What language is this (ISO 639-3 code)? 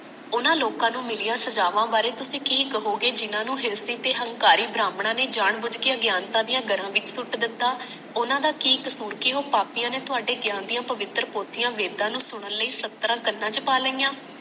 pan